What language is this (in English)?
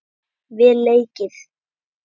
Icelandic